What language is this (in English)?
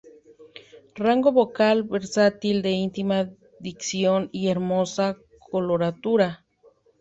Spanish